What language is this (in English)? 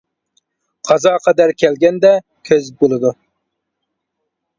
Uyghur